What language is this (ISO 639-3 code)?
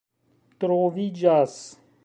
epo